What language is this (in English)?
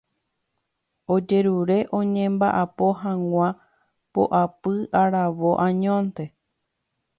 Guarani